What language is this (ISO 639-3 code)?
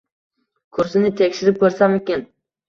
uzb